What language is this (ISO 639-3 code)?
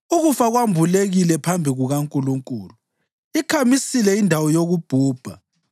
nde